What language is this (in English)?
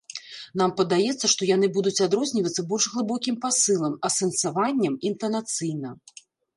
Belarusian